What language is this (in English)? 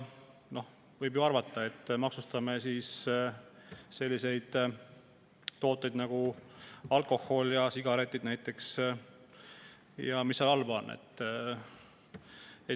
Estonian